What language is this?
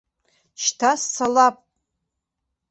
Abkhazian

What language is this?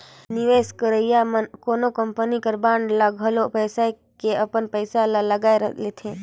Chhattisgarhi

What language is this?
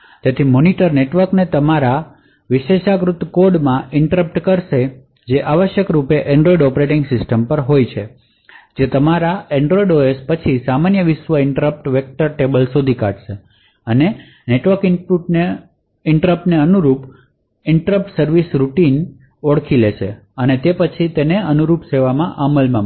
Gujarati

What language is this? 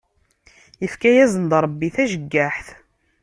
Kabyle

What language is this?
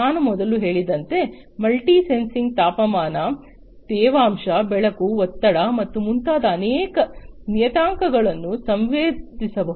Kannada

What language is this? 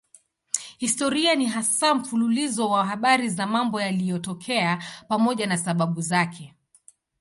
Swahili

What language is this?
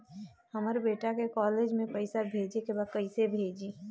Bhojpuri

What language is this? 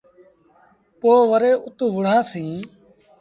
Sindhi Bhil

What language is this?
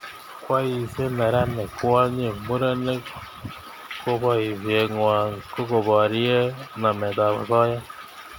Kalenjin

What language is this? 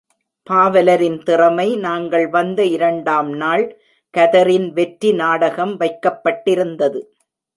Tamil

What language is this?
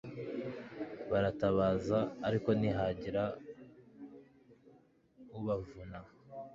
Kinyarwanda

